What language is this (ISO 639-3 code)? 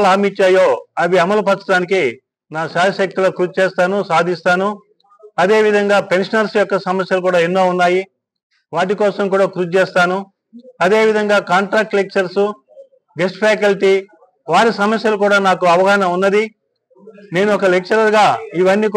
hin